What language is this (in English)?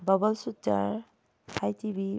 Manipuri